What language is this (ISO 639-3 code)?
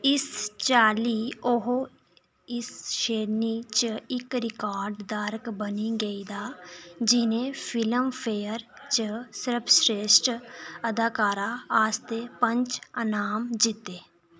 doi